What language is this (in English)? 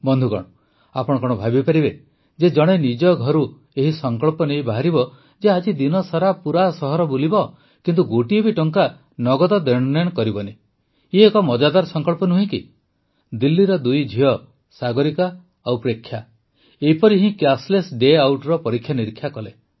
Odia